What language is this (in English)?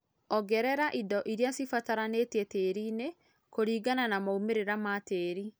Kikuyu